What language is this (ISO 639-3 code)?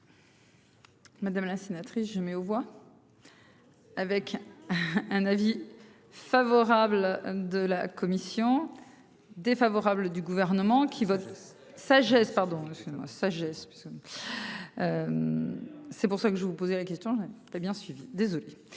fra